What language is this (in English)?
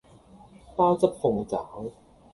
Cantonese